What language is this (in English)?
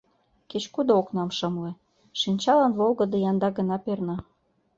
Mari